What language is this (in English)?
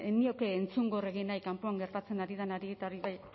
Basque